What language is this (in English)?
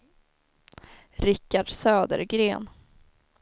Swedish